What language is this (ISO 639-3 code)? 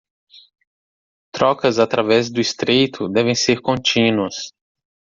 por